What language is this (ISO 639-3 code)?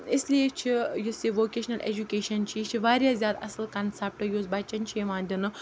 kas